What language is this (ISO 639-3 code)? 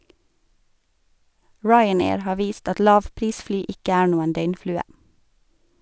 nor